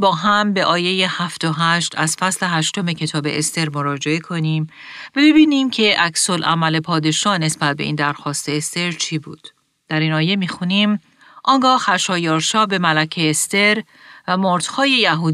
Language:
Persian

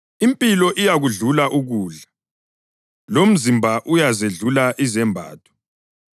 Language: North Ndebele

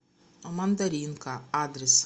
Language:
Russian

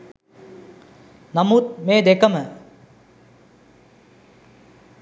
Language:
Sinhala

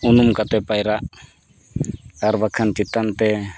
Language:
Santali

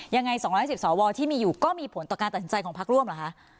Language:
Thai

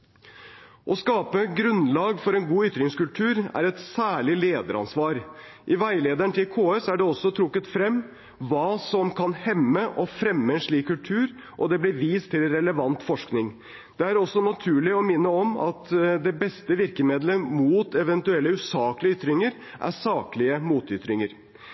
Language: Norwegian Bokmål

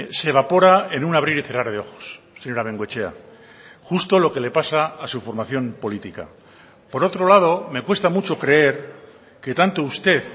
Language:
Spanish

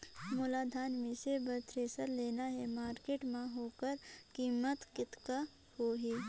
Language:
Chhattisgarhi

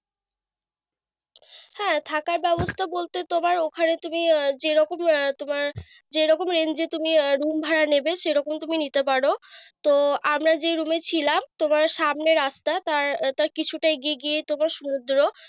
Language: Bangla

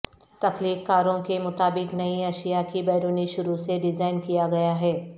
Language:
Urdu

